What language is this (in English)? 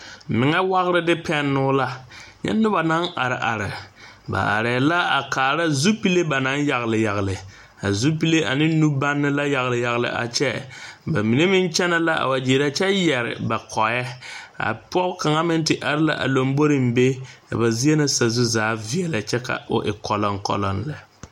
Southern Dagaare